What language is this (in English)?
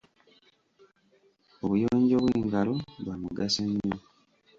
Ganda